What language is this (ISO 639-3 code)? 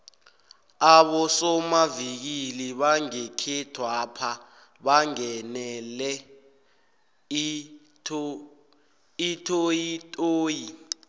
nbl